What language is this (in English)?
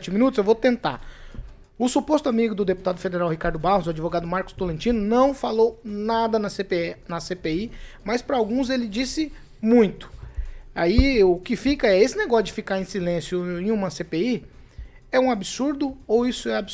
Portuguese